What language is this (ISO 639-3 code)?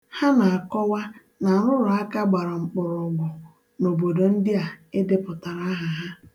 ibo